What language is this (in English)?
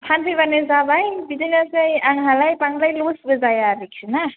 Bodo